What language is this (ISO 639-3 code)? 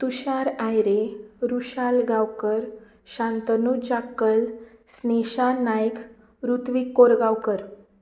kok